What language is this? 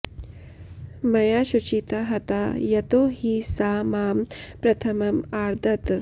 Sanskrit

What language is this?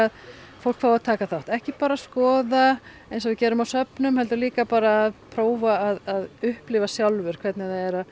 Icelandic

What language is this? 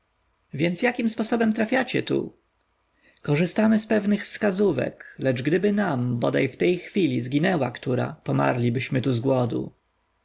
Polish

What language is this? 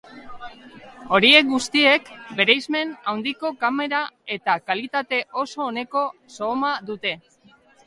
Basque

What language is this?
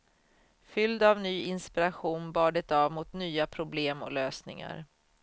Swedish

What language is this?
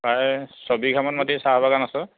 Assamese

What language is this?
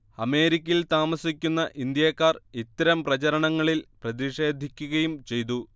Malayalam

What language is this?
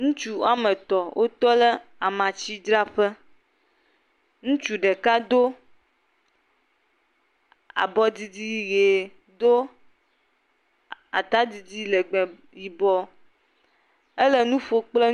Ewe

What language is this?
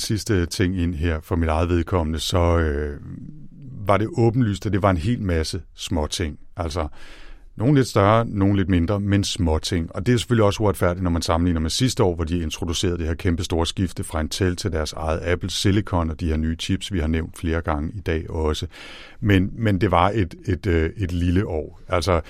Danish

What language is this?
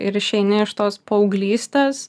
Lithuanian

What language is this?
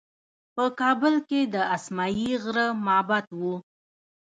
Pashto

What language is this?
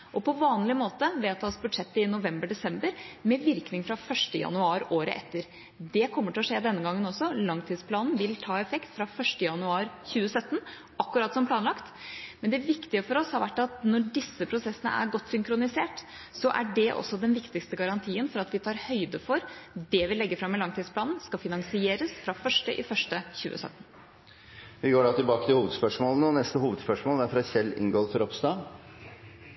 Norwegian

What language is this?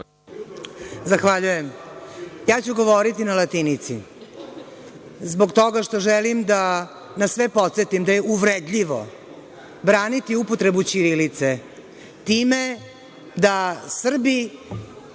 Serbian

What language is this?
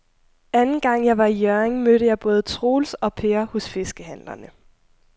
Danish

